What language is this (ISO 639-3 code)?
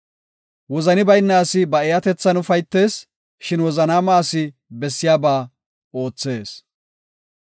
gof